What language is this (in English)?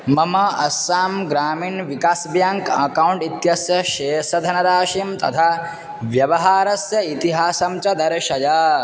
Sanskrit